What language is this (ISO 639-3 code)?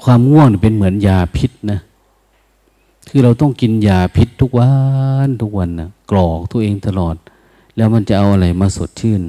tha